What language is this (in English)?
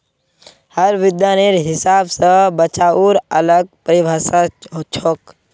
Magahi